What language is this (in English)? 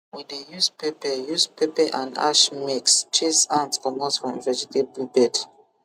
Nigerian Pidgin